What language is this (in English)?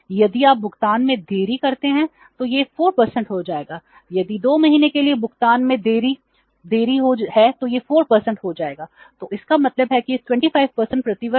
Hindi